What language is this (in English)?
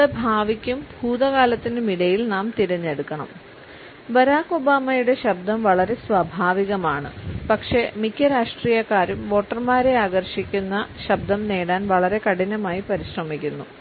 Malayalam